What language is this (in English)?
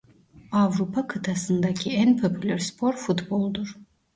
Turkish